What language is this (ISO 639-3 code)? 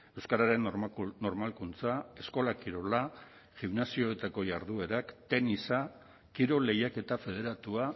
eus